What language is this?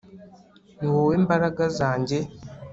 Kinyarwanda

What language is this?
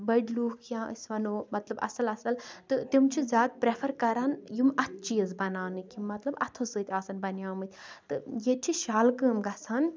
Kashmiri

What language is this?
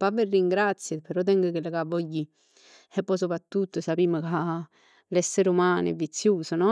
Neapolitan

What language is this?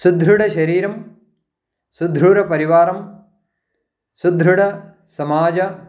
Sanskrit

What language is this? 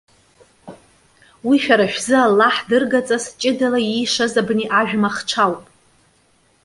Abkhazian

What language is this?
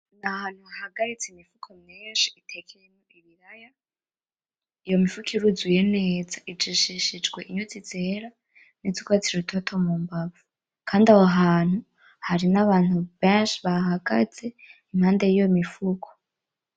Rundi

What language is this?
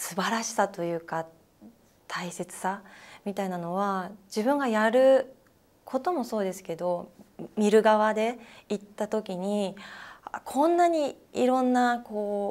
Japanese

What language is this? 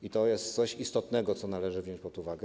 Polish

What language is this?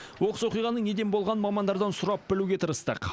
Kazakh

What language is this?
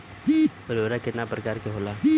Bhojpuri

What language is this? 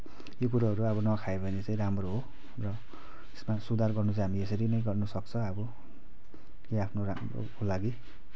Nepali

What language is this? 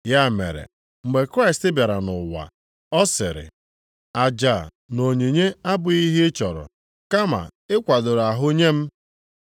Igbo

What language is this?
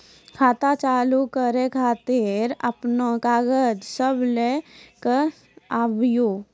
Maithili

